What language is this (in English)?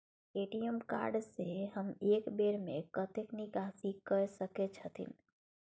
Maithili